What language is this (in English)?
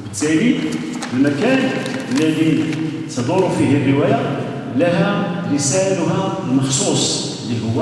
Arabic